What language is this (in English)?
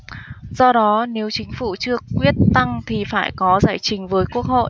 Vietnamese